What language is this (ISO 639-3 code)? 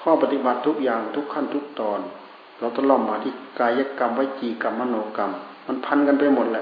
tha